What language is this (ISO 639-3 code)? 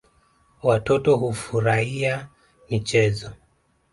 swa